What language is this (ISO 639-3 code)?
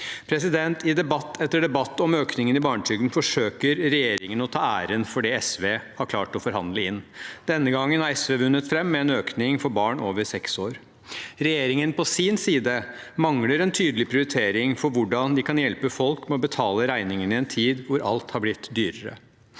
nor